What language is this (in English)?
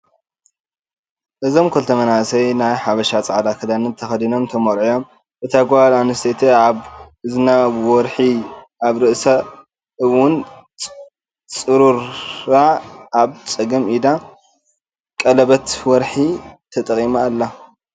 Tigrinya